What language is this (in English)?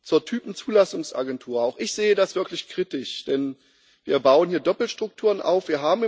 German